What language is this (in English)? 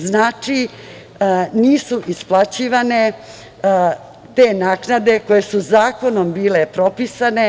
Serbian